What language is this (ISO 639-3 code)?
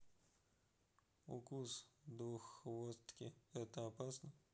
rus